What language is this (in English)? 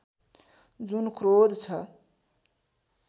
Nepali